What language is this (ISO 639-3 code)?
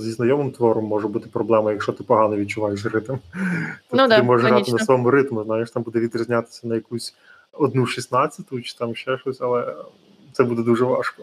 ukr